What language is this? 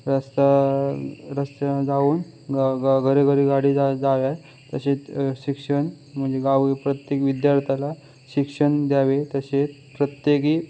Marathi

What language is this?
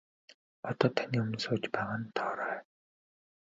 Mongolian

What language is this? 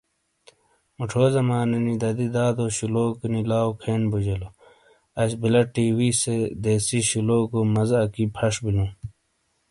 Shina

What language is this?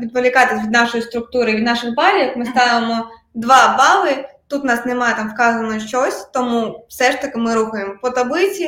Ukrainian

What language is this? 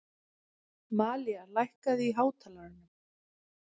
Icelandic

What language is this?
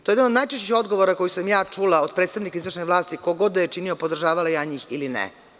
Serbian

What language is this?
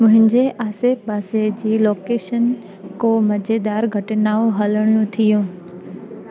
Sindhi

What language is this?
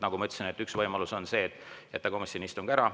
Estonian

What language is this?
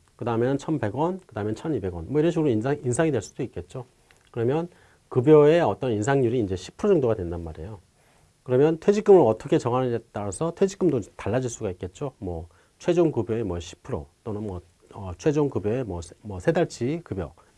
Korean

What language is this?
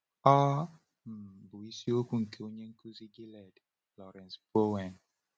Igbo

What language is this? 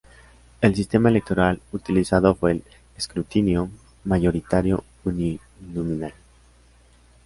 Spanish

